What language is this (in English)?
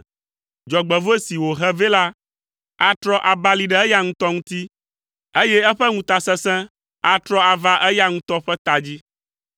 Ewe